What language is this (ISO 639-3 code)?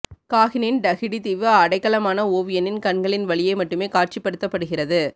tam